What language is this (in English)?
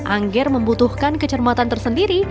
Indonesian